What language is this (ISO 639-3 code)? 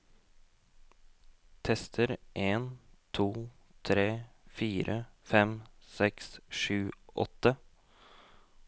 nor